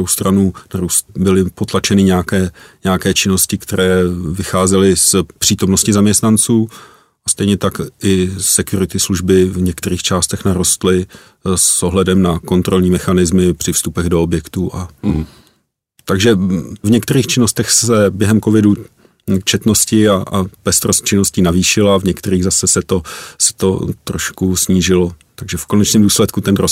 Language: Czech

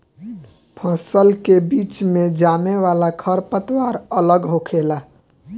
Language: Bhojpuri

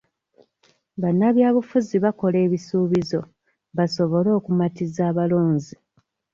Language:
Ganda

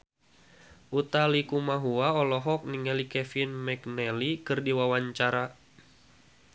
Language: Sundanese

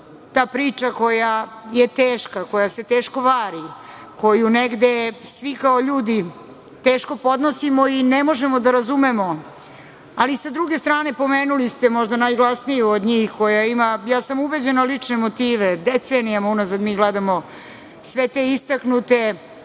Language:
Serbian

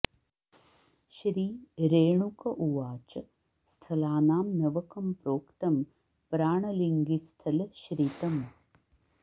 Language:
Sanskrit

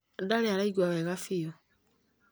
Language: Kikuyu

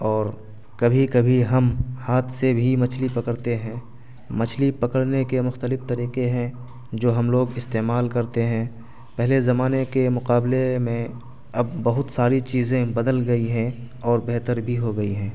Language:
Urdu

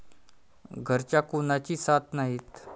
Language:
Marathi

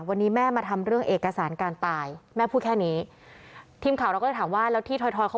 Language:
Thai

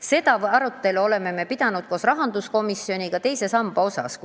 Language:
Estonian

